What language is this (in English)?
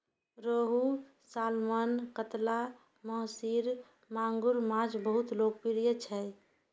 Maithili